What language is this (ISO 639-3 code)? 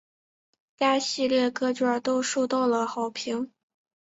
zho